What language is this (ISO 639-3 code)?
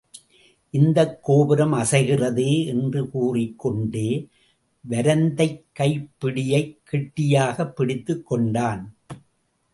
tam